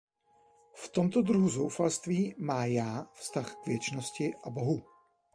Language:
Czech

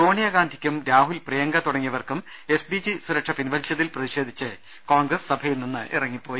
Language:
Malayalam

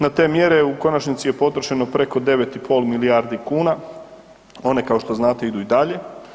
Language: Croatian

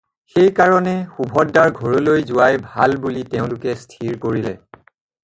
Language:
Assamese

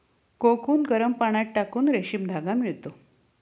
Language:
Marathi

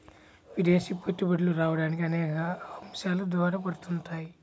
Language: Telugu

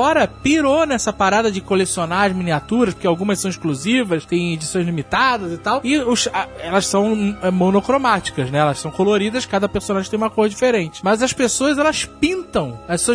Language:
Portuguese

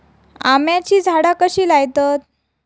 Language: Marathi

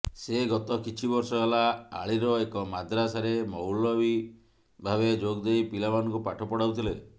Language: Odia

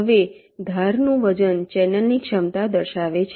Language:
Gujarati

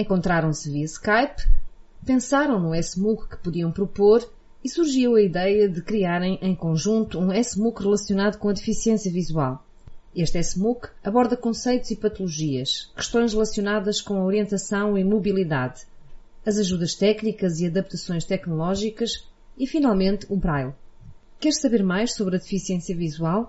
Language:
Portuguese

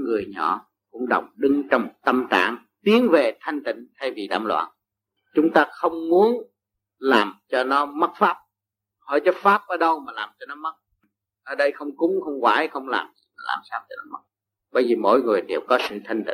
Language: Vietnamese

